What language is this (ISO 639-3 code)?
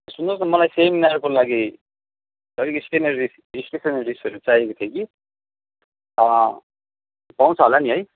nep